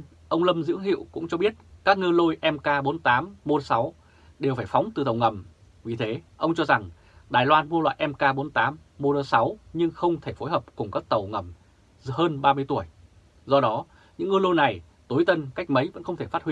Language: Vietnamese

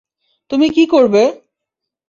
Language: Bangla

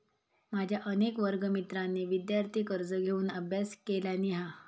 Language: Marathi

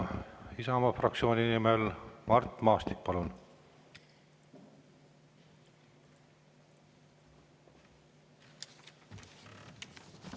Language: Estonian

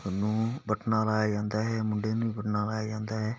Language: Punjabi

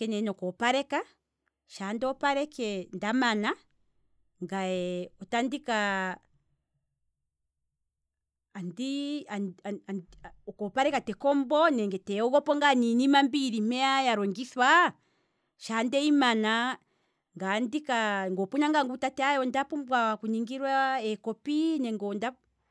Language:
Kwambi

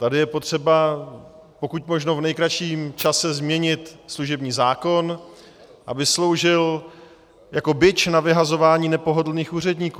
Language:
Czech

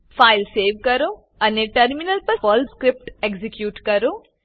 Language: Gujarati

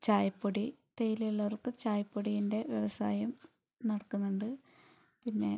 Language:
Malayalam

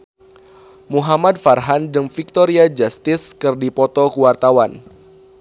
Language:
Sundanese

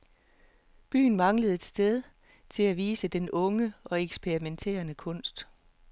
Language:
Danish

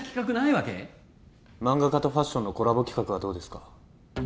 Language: Japanese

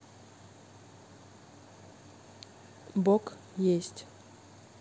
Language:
Russian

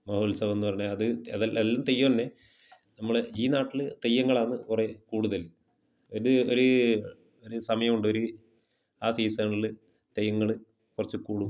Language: Malayalam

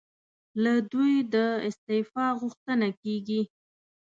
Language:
Pashto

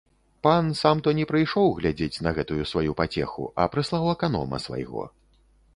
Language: Belarusian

